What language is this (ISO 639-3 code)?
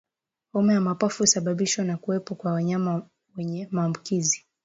swa